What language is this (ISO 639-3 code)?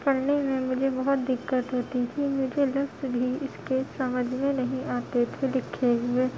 urd